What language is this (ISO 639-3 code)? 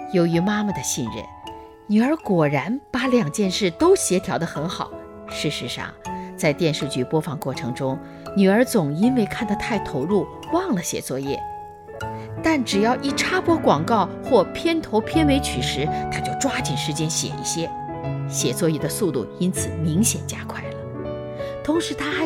zho